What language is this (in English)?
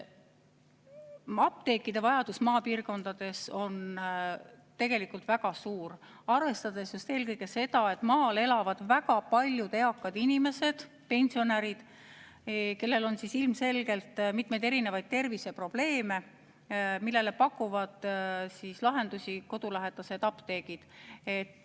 Estonian